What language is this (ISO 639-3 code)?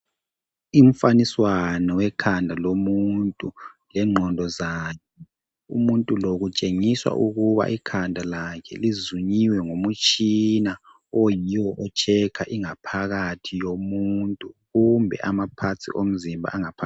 nde